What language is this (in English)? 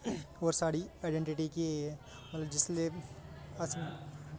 Dogri